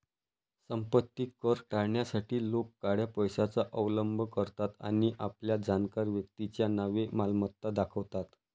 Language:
Marathi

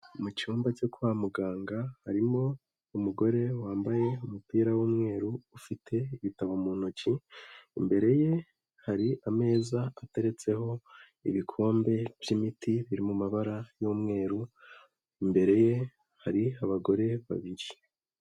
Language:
Kinyarwanda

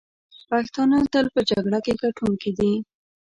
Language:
Pashto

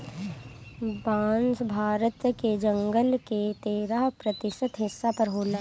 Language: Bhojpuri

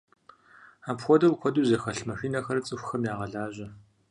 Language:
Kabardian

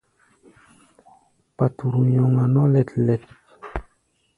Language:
Gbaya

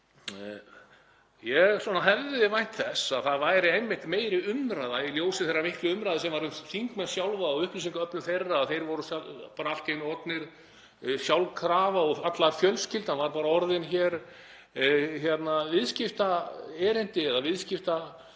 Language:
Icelandic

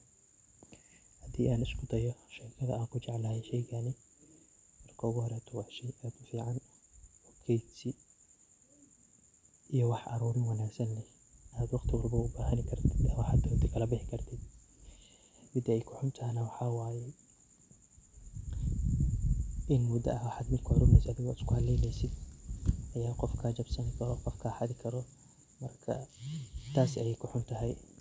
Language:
Somali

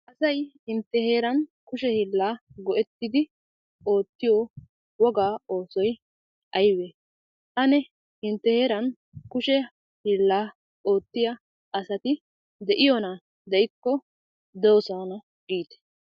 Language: Wolaytta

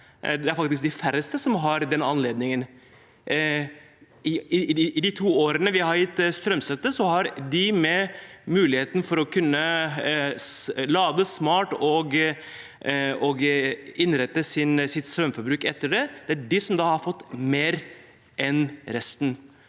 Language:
Norwegian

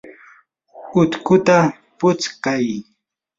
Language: Yanahuanca Pasco Quechua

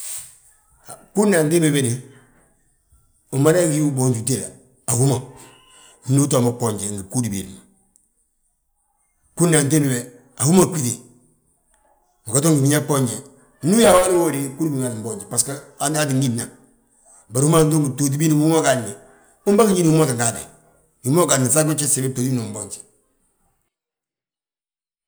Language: Balanta-Ganja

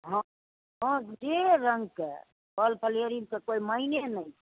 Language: Maithili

